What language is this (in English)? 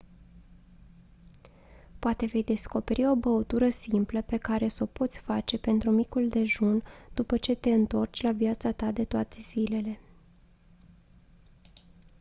Romanian